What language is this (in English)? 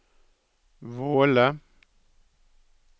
Norwegian